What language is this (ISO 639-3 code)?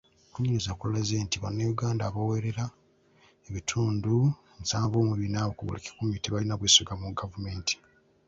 lug